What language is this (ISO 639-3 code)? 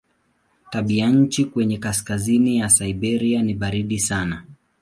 swa